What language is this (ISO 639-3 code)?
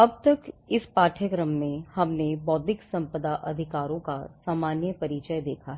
hin